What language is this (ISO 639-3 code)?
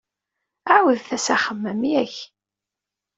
kab